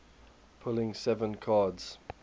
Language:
English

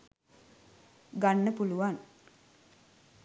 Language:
Sinhala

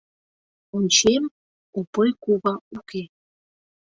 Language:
Mari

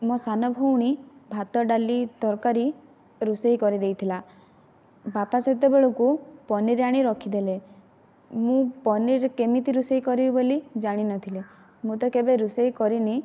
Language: Odia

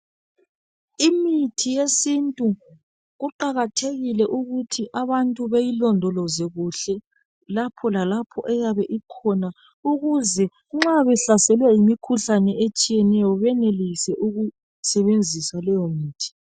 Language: North Ndebele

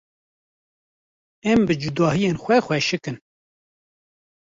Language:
Kurdish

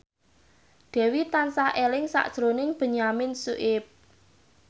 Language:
Javanese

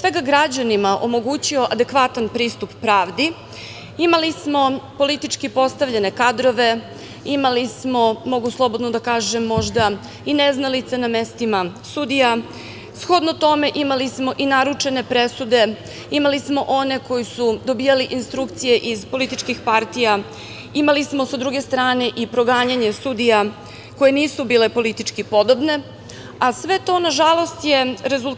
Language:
Serbian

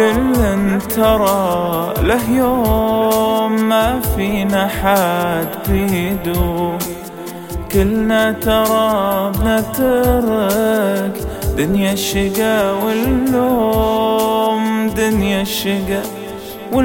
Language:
Arabic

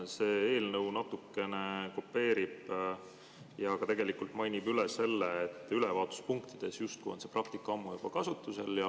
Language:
Estonian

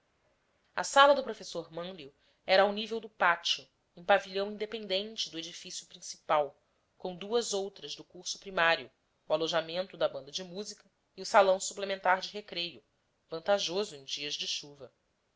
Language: Portuguese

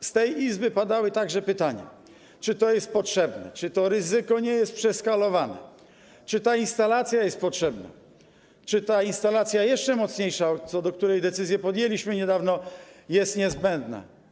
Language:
Polish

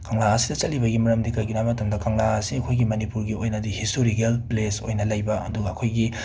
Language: Manipuri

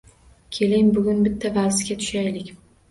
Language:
Uzbek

